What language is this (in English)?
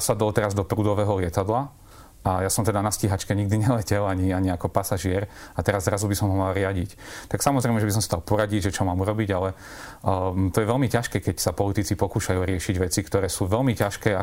Slovak